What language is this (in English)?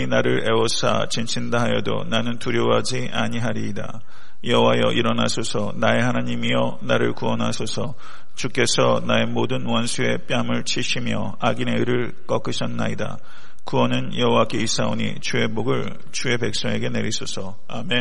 Korean